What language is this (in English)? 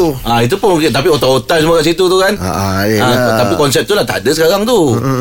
Malay